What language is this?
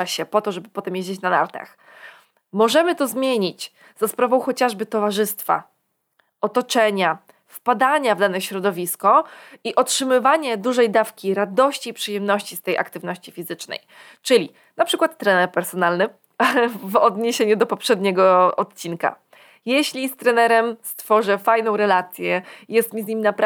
Polish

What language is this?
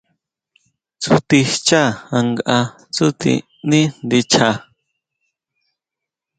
Huautla Mazatec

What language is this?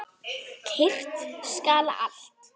Icelandic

